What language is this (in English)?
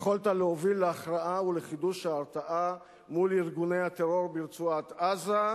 Hebrew